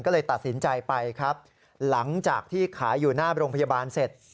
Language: Thai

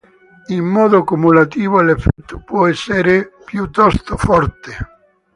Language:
Italian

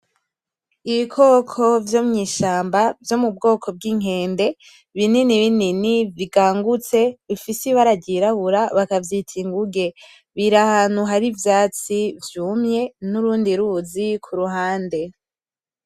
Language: Rundi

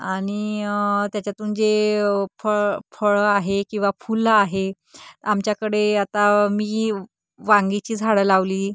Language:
Marathi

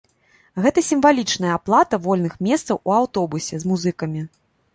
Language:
Belarusian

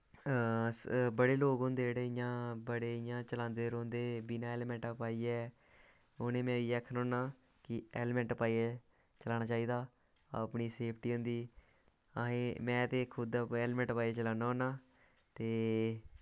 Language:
Dogri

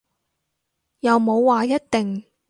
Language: Cantonese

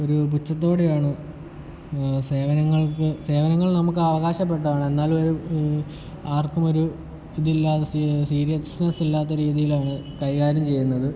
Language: Malayalam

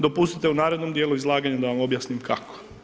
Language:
Croatian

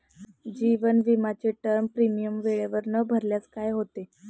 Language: Marathi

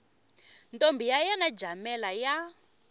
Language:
Tsonga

